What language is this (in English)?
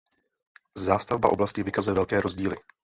Czech